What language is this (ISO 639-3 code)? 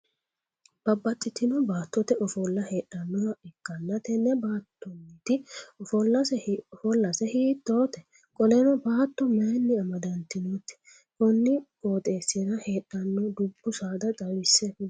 sid